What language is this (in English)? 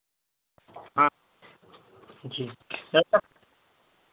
Hindi